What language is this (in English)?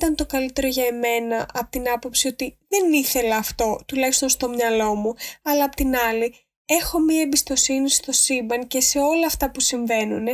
Greek